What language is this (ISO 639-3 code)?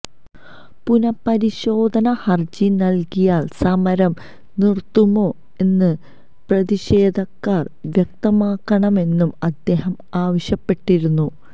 mal